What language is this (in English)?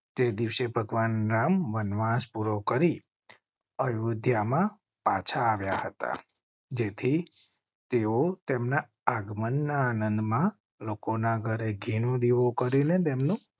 Gujarati